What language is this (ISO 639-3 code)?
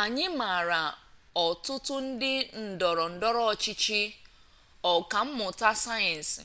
ibo